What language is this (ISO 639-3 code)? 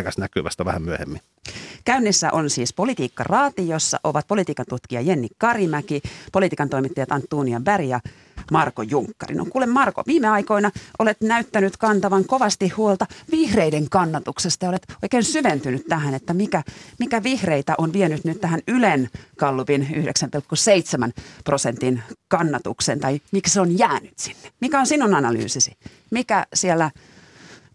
fin